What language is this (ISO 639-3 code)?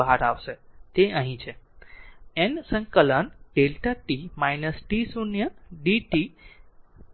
guj